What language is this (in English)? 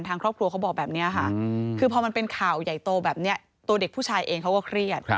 Thai